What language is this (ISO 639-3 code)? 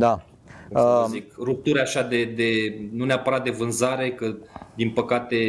ron